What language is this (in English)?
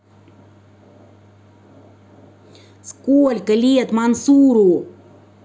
Russian